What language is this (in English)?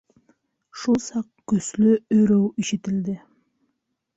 Bashkir